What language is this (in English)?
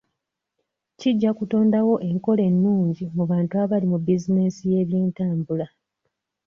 Ganda